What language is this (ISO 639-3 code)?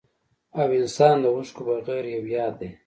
pus